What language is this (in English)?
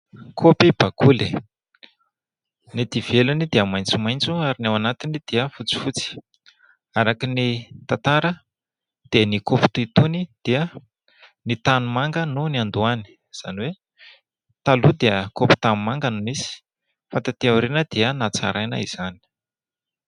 Malagasy